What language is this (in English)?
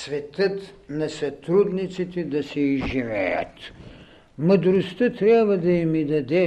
Bulgarian